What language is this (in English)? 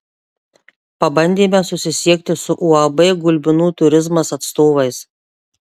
Lithuanian